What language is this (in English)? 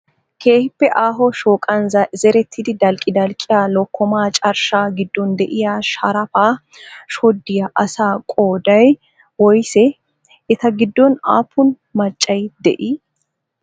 Wolaytta